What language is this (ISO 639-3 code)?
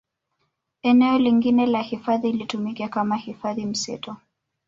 swa